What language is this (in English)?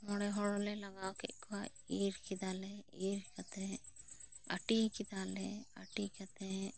Santali